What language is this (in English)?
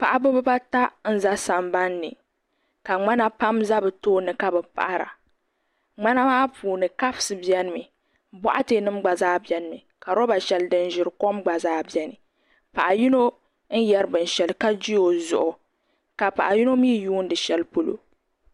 Dagbani